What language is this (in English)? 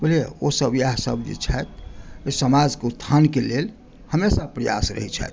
Maithili